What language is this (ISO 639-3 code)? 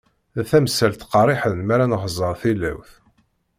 kab